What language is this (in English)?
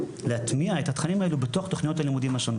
Hebrew